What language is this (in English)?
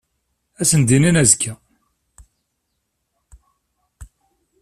Kabyle